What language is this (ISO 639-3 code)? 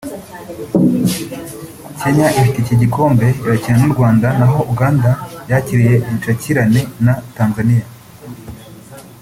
kin